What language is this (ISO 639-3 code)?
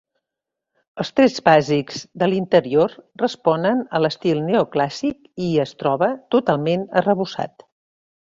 cat